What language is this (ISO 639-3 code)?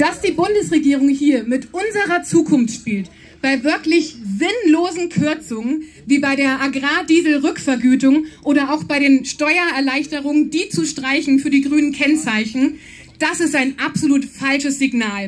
deu